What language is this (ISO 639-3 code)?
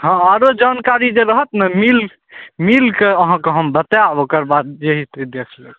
mai